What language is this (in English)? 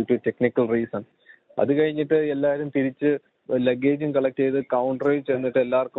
Malayalam